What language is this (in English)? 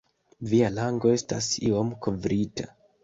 Esperanto